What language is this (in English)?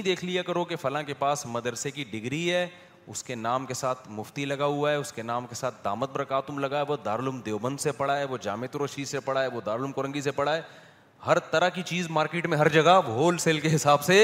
Urdu